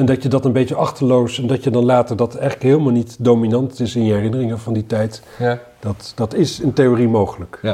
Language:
Dutch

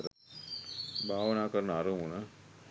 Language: Sinhala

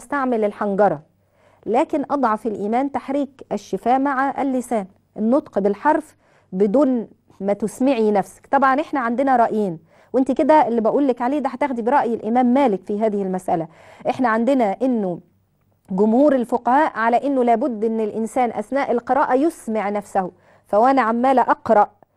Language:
Arabic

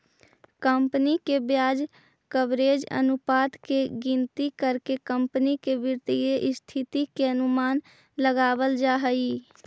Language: Magahi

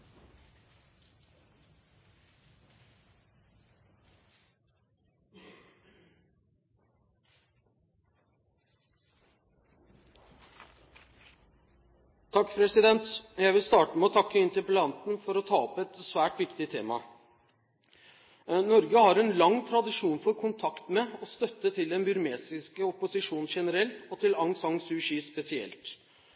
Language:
Norwegian Bokmål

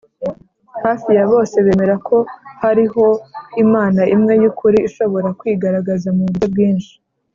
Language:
Kinyarwanda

